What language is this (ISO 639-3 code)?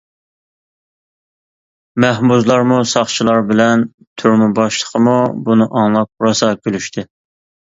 uig